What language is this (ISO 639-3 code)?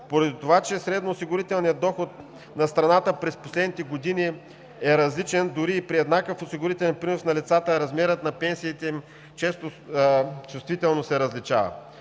bul